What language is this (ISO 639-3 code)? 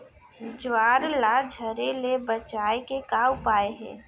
hne